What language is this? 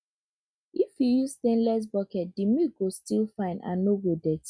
Nigerian Pidgin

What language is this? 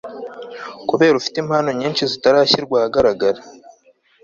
Kinyarwanda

